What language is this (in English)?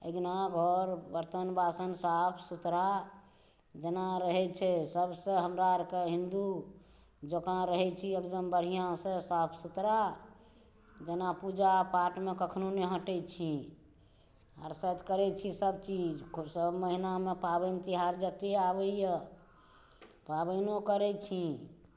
Maithili